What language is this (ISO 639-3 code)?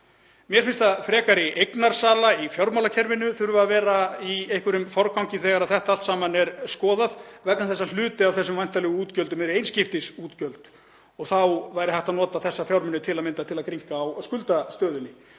isl